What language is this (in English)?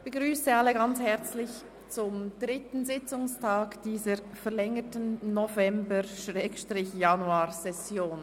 Swiss German